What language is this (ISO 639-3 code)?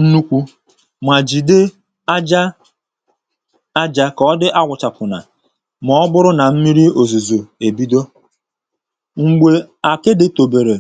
ibo